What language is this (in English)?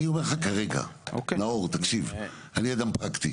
Hebrew